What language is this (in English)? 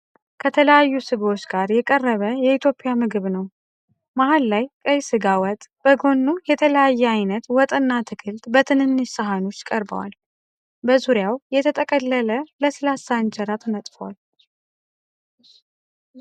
Amharic